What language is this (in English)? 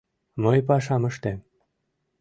Mari